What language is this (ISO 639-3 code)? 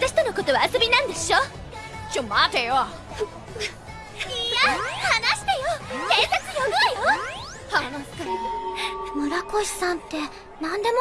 jpn